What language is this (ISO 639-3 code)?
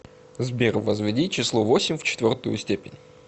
rus